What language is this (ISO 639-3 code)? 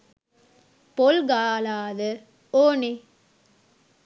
sin